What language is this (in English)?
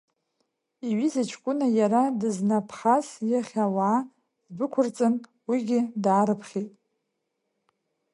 Abkhazian